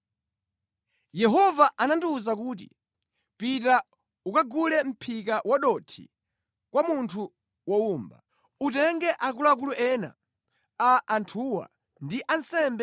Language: Nyanja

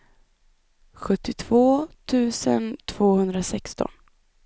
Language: Swedish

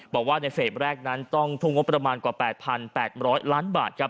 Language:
Thai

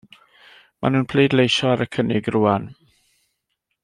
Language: Welsh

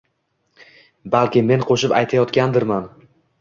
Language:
Uzbek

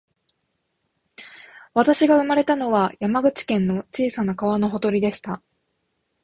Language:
Japanese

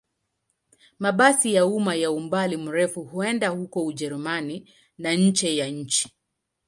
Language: Swahili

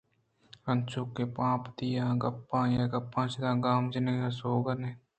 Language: Eastern Balochi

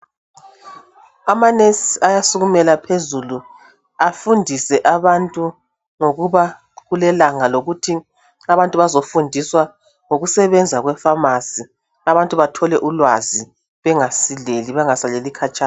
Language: North Ndebele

